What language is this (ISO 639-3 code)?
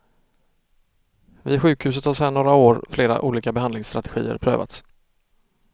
swe